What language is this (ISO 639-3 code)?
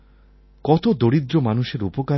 ben